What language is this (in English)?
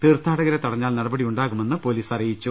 Malayalam